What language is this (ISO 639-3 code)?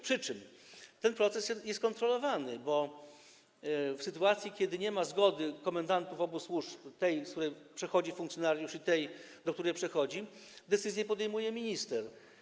pol